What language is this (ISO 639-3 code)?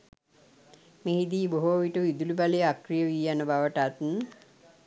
sin